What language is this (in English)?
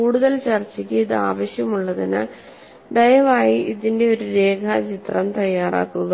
Malayalam